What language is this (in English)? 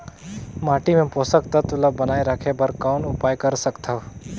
Chhattisgarhi